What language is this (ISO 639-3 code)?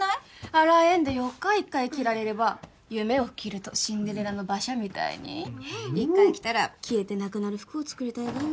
jpn